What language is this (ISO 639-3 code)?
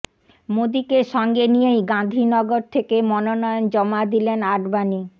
ben